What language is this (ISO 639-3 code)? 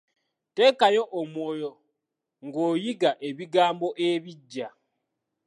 lug